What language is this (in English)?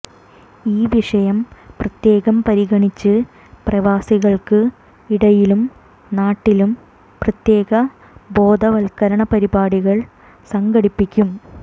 Malayalam